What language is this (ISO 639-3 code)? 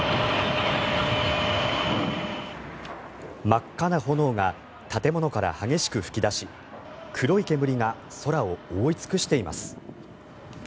jpn